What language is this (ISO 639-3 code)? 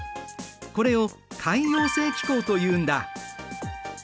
jpn